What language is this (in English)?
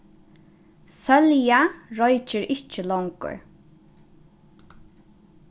Faroese